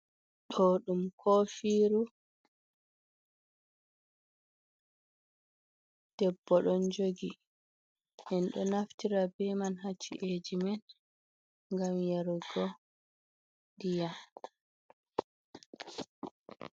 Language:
Fula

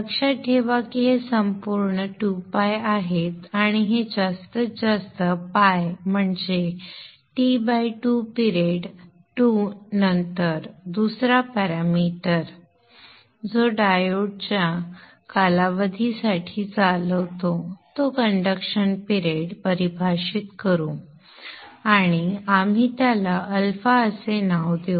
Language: Marathi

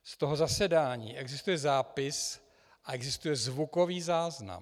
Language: Czech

